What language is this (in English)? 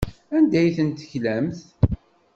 Kabyle